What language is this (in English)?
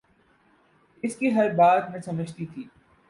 Urdu